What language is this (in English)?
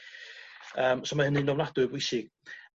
Welsh